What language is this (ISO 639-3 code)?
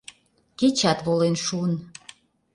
chm